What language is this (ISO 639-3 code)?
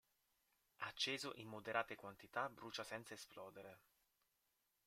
ita